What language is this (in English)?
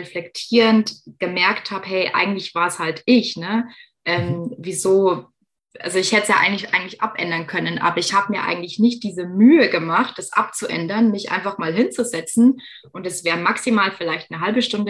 German